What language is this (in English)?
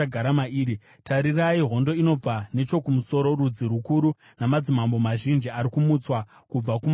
Shona